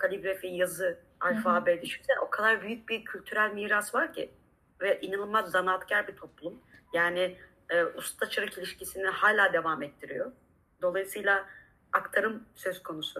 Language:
Turkish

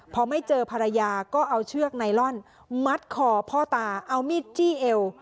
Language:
Thai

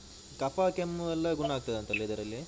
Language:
Kannada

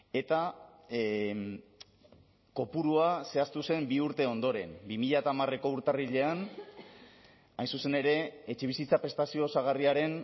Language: Basque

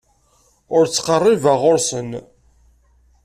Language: Kabyle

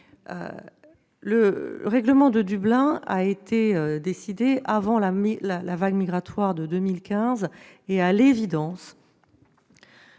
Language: French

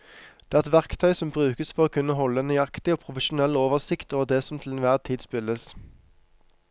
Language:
Norwegian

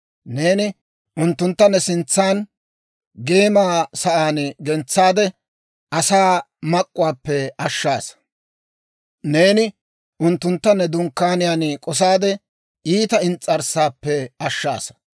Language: Dawro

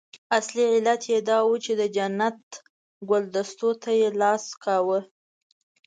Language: Pashto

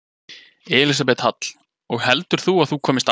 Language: Icelandic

